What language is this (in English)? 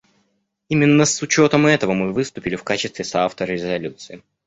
Russian